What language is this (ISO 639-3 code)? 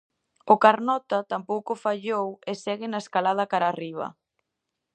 glg